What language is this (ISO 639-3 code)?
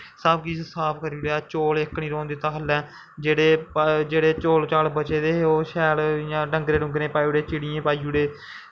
doi